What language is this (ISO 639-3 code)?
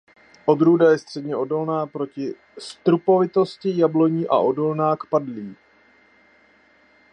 ces